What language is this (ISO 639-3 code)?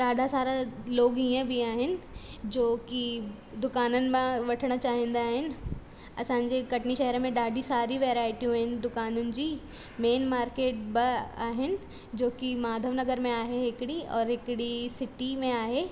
snd